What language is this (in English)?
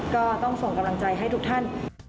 Thai